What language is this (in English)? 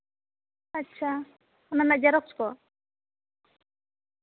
Santali